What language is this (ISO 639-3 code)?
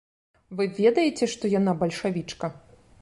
bel